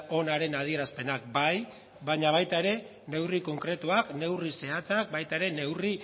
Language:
Basque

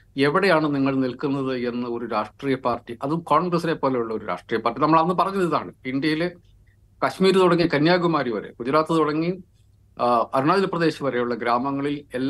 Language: Malayalam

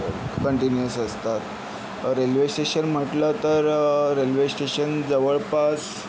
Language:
Marathi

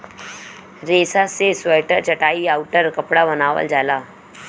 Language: Bhojpuri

